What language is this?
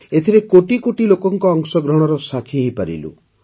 Odia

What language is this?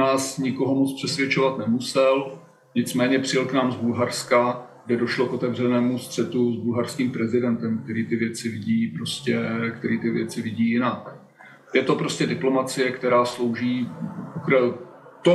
Czech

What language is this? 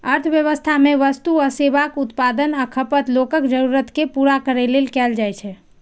Maithili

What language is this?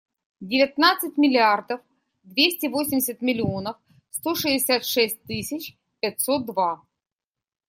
Russian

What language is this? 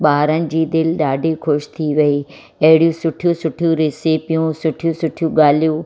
Sindhi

